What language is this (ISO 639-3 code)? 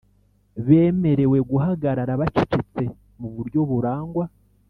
kin